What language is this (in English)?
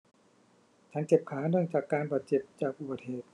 Thai